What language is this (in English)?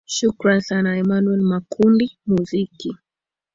Swahili